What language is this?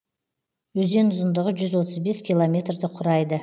Kazakh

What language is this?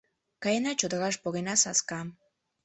Mari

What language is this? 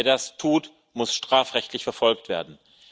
German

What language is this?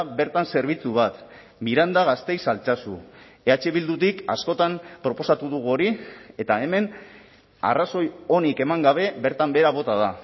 Basque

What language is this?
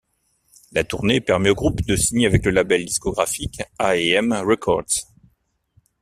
French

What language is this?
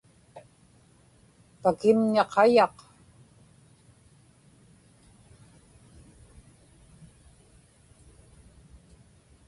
Inupiaq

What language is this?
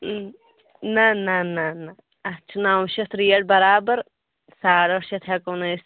Kashmiri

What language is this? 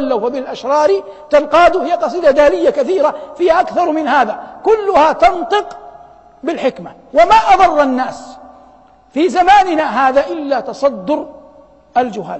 Arabic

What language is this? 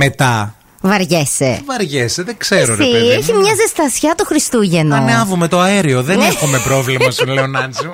Greek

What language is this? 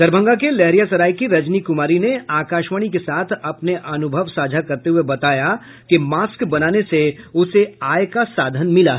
Hindi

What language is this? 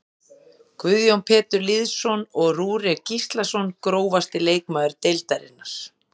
Icelandic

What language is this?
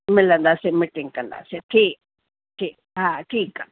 Sindhi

